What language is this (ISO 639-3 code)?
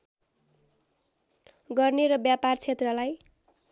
nep